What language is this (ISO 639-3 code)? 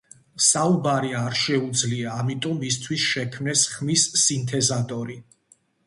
kat